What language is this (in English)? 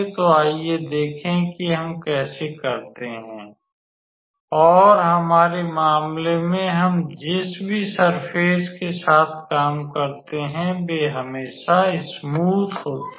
Hindi